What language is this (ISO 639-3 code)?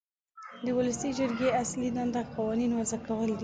pus